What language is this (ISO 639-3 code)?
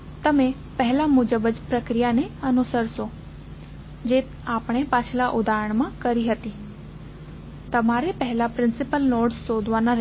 guj